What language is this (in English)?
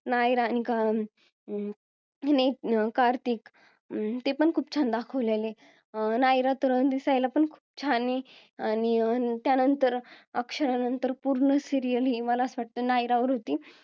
Marathi